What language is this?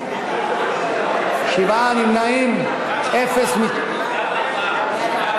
Hebrew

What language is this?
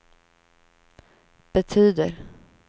Swedish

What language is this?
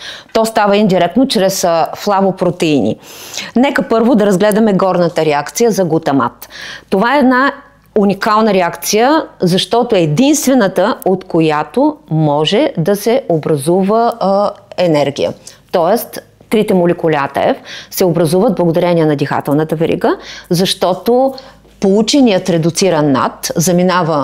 Bulgarian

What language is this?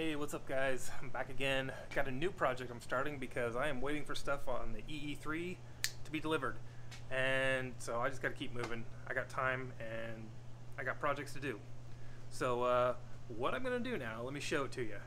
English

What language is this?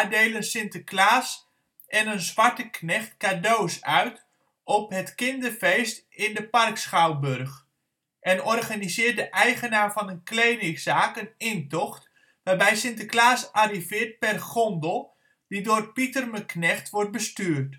Dutch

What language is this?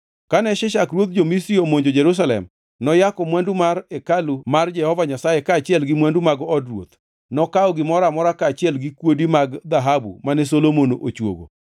Luo (Kenya and Tanzania)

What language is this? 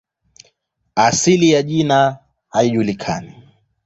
Swahili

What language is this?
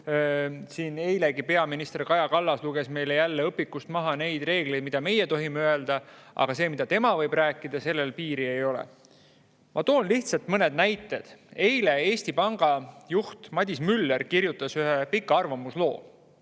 Estonian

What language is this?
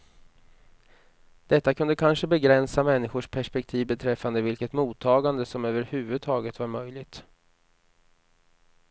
Swedish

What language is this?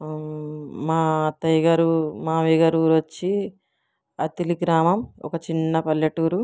Telugu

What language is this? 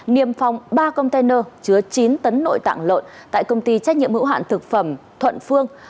Vietnamese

